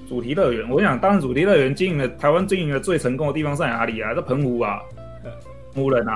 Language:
Chinese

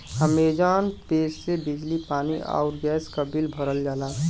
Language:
Bhojpuri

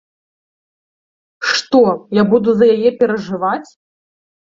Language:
Belarusian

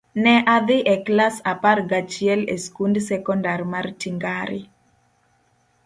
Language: Luo (Kenya and Tanzania)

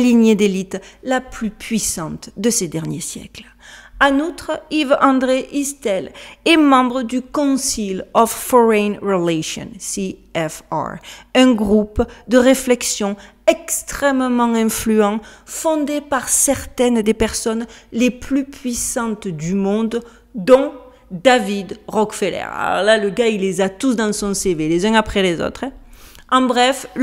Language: French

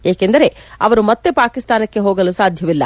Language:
Kannada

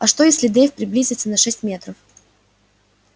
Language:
Russian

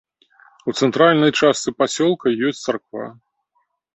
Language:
Belarusian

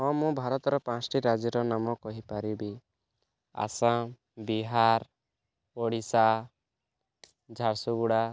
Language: Odia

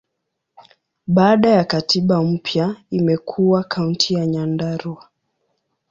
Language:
Swahili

